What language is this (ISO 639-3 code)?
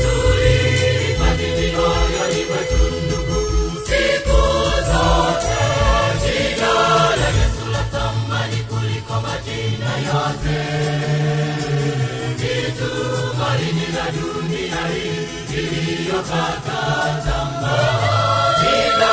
swa